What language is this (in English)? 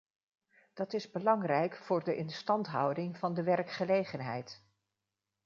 Dutch